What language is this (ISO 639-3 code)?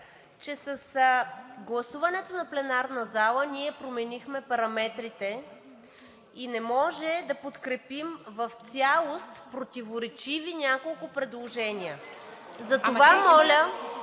bul